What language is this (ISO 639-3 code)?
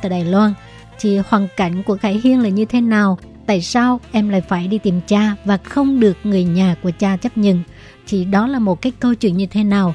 vie